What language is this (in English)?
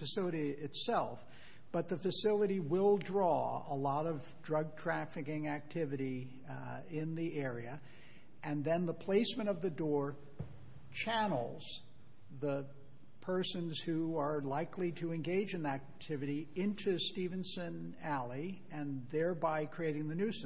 English